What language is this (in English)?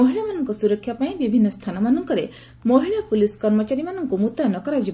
Odia